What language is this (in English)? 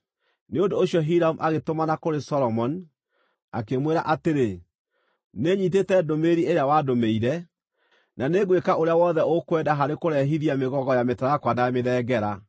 Kikuyu